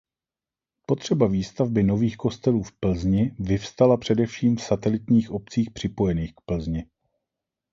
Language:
Czech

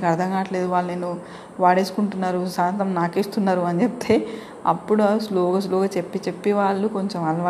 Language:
Telugu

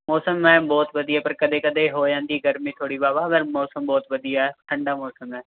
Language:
Punjabi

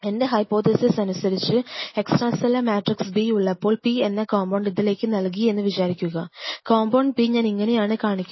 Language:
Malayalam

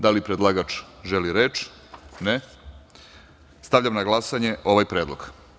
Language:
Serbian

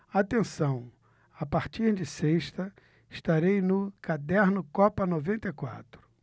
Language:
Portuguese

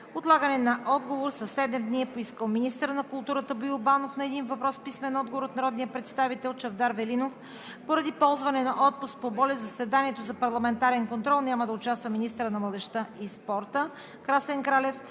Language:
Bulgarian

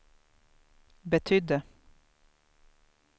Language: Swedish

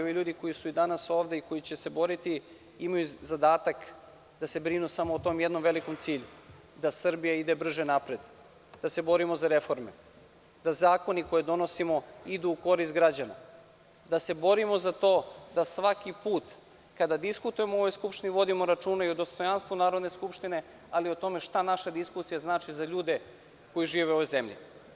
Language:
Serbian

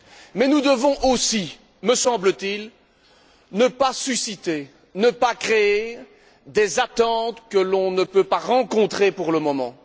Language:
French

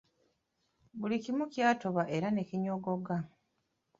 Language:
Ganda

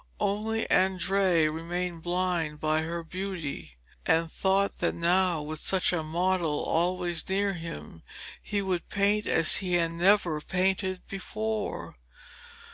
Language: English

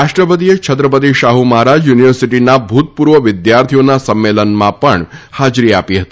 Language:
Gujarati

